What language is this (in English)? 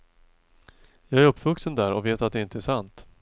Swedish